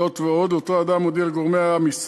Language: Hebrew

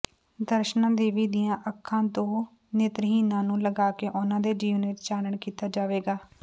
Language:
Punjabi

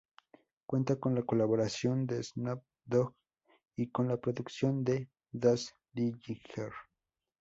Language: Spanish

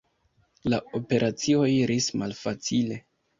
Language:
Esperanto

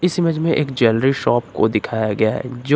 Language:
Hindi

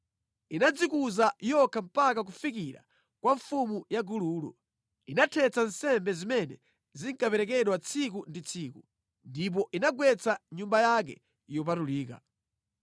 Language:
Nyanja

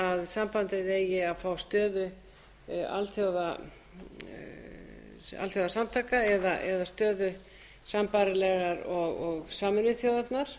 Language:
Icelandic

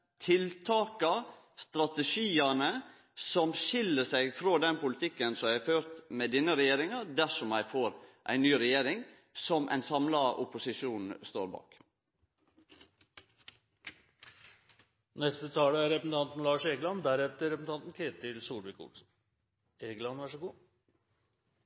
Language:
Norwegian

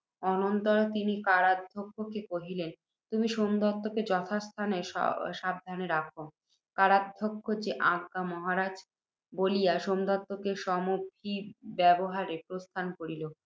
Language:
Bangla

